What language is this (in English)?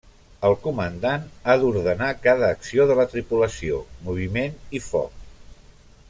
Catalan